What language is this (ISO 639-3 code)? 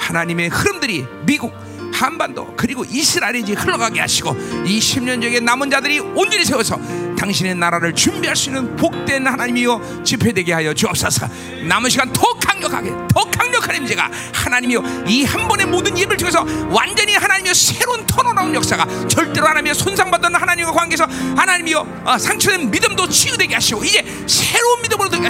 kor